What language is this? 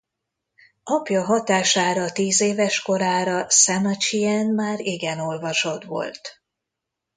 Hungarian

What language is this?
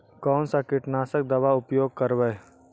Magahi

